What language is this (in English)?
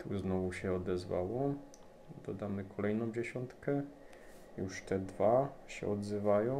Polish